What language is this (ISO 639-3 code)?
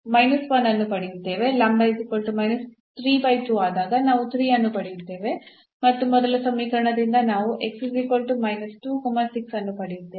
kan